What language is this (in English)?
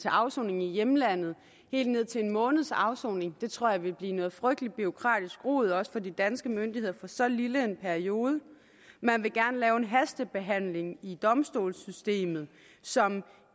Danish